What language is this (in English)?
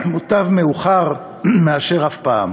Hebrew